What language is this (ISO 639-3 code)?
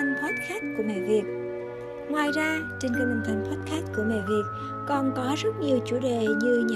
vie